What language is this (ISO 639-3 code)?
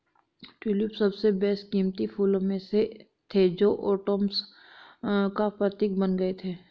hin